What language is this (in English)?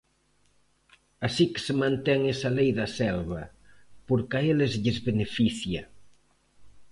Galician